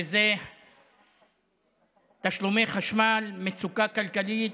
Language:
Hebrew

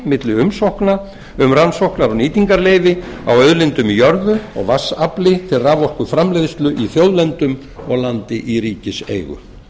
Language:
Icelandic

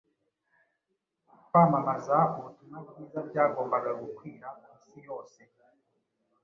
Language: Kinyarwanda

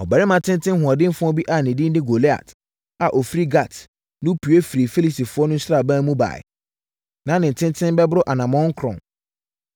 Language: Akan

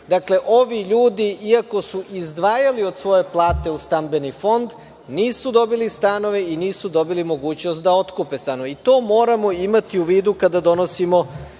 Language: Serbian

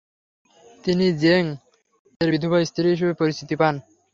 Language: Bangla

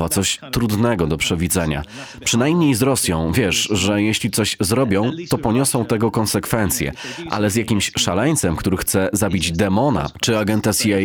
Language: Polish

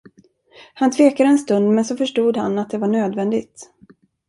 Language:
Swedish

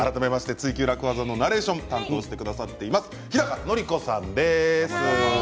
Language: Japanese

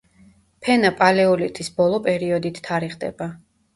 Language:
Georgian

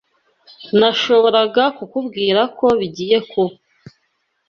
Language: Kinyarwanda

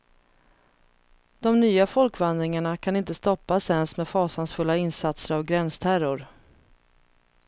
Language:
Swedish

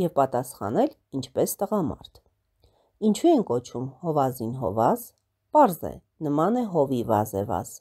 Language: Latvian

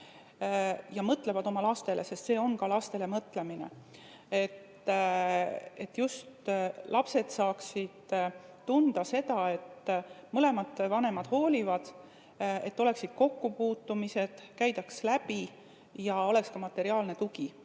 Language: Estonian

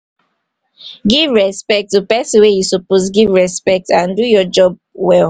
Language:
Nigerian Pidgin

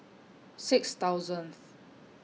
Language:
English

